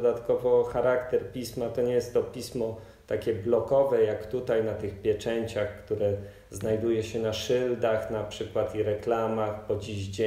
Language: Polish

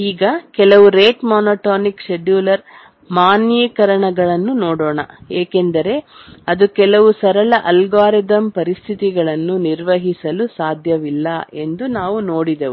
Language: Kannada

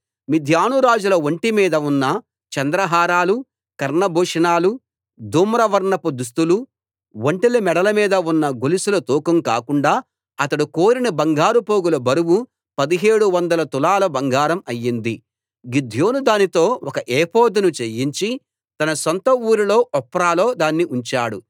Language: Telugu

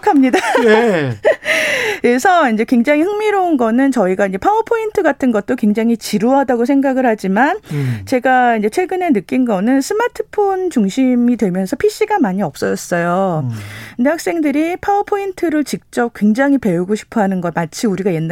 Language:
Korean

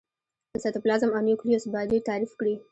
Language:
Pashto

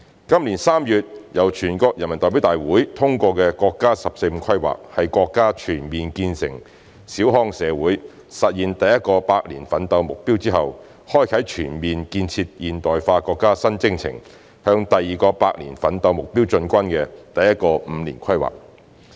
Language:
Cantonese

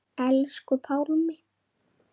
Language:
Icelandic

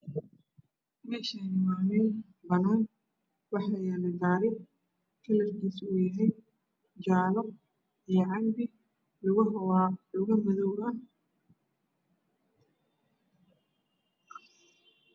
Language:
Somali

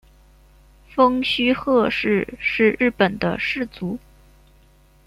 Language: Chinese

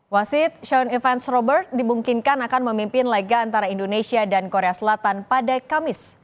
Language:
Indonesian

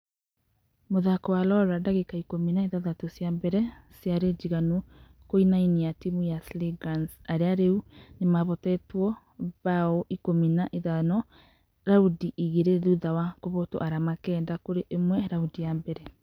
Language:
Kikuyu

